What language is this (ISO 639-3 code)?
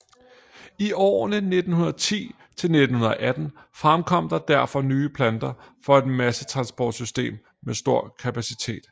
dan